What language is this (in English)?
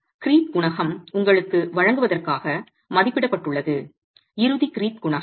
Tamil